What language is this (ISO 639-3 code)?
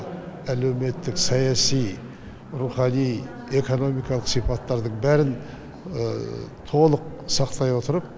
kaz